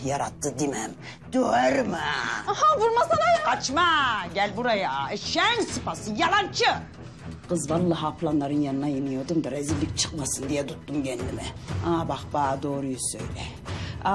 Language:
Turkish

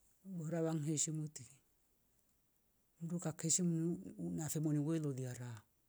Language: Rombo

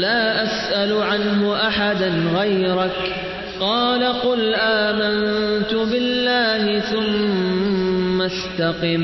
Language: Urdu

